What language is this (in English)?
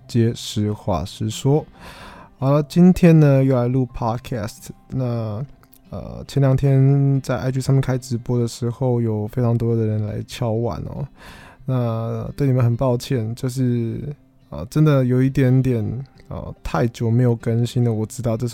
Chinese